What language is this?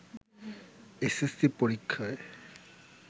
Bangla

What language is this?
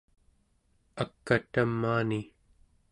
Central Yupik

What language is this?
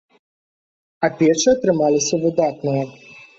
Belarusian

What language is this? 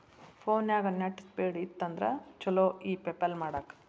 Kannada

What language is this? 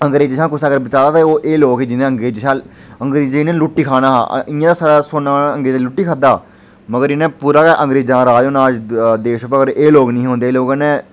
Dogri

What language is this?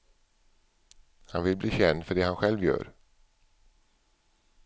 Swedish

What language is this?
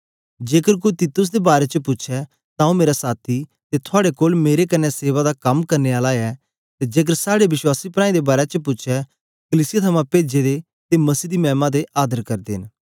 Dogri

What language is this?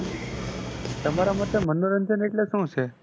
Gujarati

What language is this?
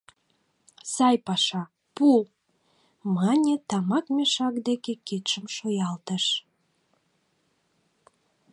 Mari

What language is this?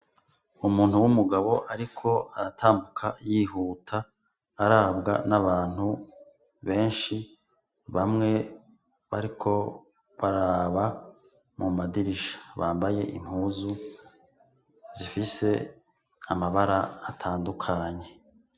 Rundi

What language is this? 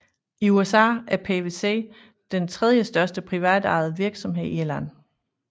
Danish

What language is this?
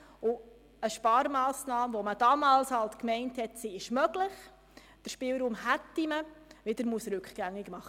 Swiss German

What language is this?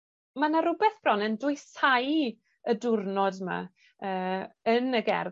Welsh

